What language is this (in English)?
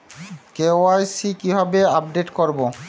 Bangla